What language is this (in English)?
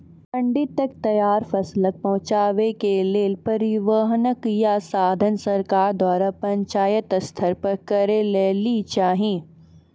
Maithili